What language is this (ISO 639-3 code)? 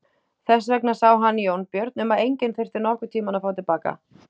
isl